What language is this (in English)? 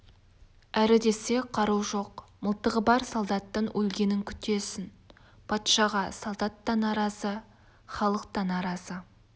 Kazakh